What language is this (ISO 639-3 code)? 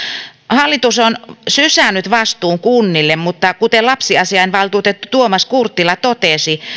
fin